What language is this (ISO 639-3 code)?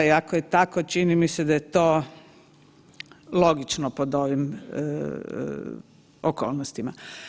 hrv